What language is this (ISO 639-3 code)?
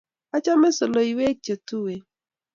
kln